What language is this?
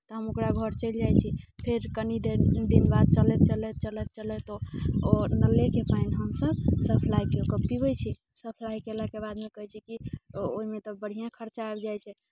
Maithili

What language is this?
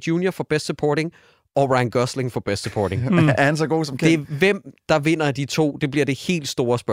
Danish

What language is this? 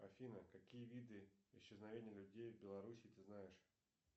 Russian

